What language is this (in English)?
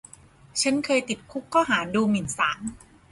Thai